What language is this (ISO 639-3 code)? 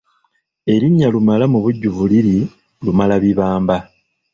lug